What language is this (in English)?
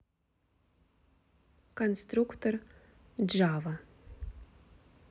Russian